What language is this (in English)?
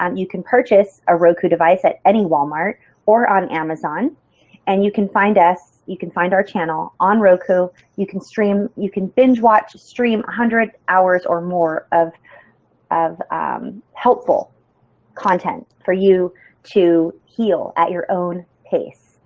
English